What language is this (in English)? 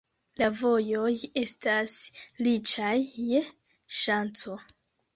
Esperanto